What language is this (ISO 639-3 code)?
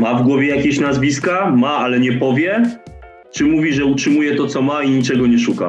pol